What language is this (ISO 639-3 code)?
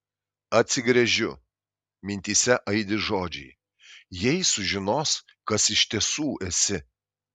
lit